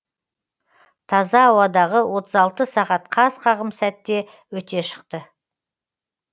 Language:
Kazakh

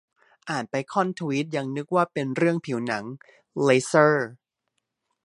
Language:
Thai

